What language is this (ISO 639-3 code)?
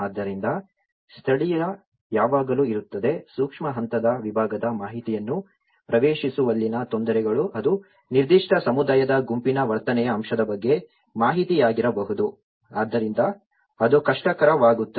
kan